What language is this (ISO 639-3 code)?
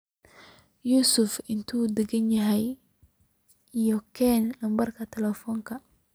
som